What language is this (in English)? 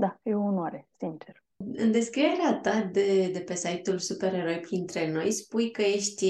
Romanian